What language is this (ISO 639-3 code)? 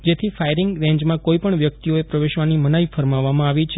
guj